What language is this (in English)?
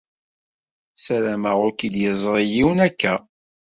Kabyle